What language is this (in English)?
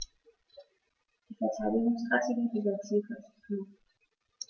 German